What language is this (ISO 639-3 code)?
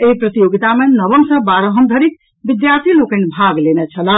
mai